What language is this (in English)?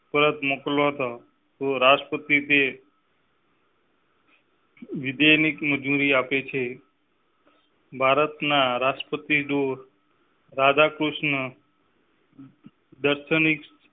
Gujarati